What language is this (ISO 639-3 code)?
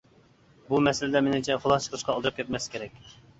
uig